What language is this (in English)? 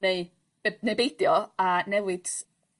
Welsh